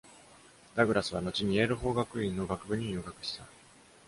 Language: Japanese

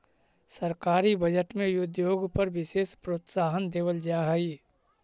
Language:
Magahi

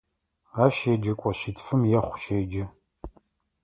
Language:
Adyghe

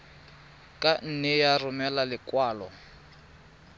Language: Tswana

